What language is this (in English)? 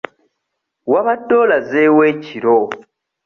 Ganda